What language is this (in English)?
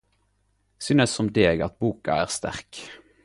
Norwegian Nynorsk